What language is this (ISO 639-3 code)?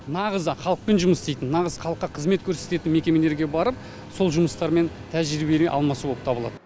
kaz